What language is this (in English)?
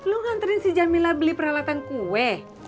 Indonesian